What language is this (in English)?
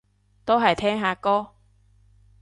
Cantonese